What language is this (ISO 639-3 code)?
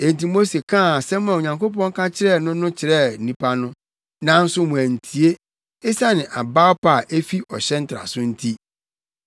aka